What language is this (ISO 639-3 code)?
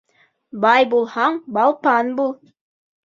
bak